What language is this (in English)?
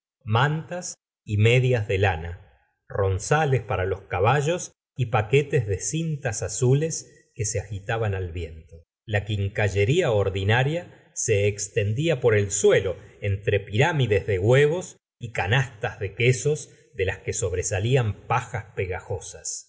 Spanish